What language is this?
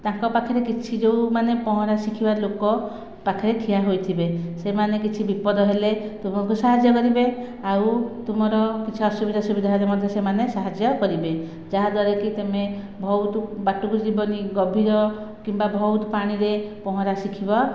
Odia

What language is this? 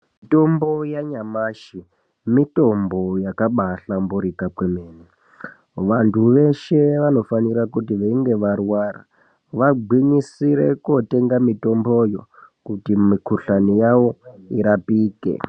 Ndau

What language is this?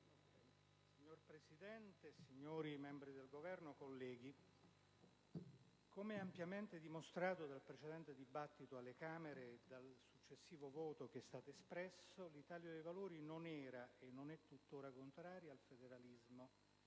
Italian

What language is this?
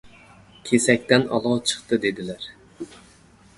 Uzbek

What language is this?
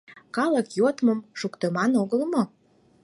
Mari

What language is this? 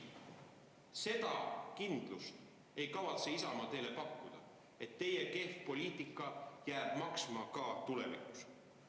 Estonian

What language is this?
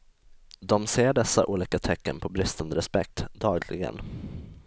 Swedish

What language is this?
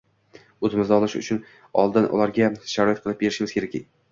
Uzbek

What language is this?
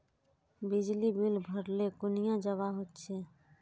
Magahi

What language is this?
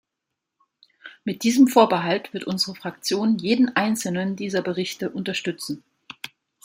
German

